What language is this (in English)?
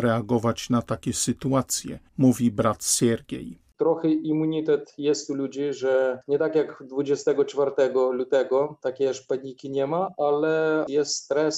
Polish